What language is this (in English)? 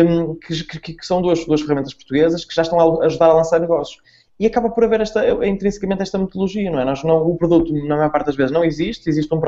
Portuguese